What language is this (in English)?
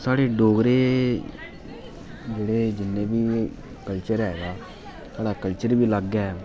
Dogri